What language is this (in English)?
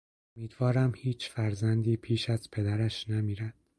Persian